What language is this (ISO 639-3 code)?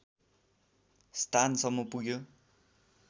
nep